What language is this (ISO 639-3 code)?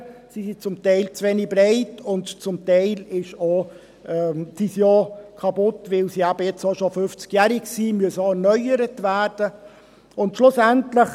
gsw